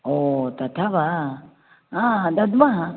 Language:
Sanskrit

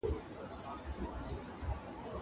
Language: Pashto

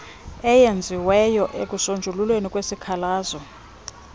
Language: Xhosa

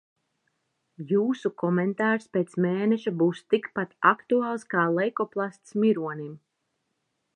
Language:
Latvian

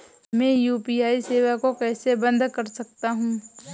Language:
Hindi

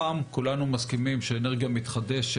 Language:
Hebrew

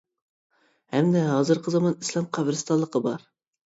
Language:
Uyghur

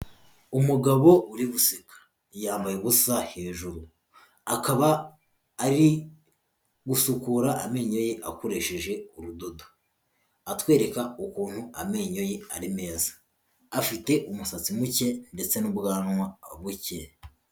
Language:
Kinyarwanda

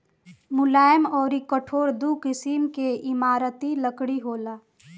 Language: Bhojpuri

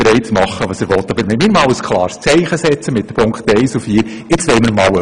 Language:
Swiss German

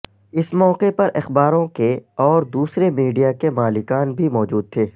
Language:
Urdu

